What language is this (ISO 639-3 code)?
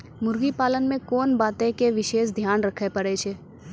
mai